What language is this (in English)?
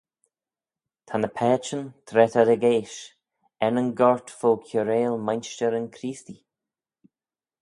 Manx